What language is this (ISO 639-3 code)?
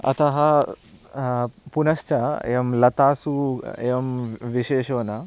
san